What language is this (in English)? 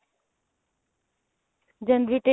Punjabi